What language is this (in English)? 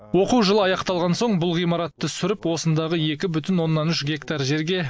Kazakh